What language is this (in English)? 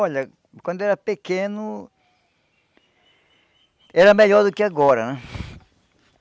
Portuguese